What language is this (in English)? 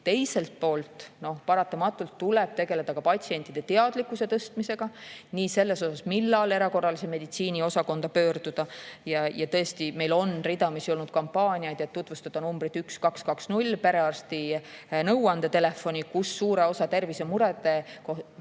Estonian